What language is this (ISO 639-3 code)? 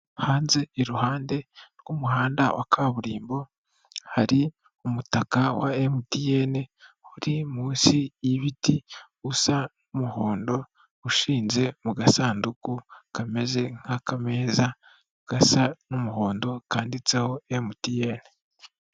kin